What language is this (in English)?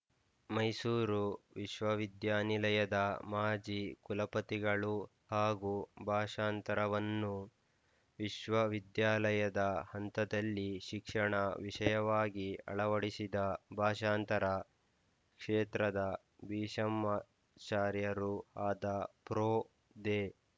Kannada